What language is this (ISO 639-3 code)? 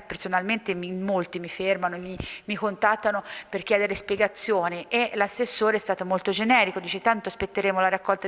ita